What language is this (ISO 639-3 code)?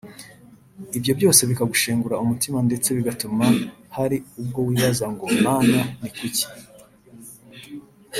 kin